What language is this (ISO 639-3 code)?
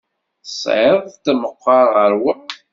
kab